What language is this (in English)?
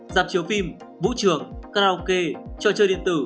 Vietnamese